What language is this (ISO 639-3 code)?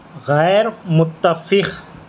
urd